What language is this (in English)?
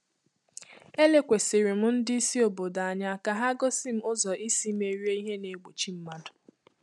Igbo